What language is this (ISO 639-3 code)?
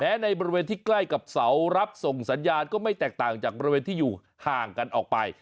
tha